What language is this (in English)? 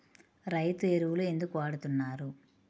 Telugu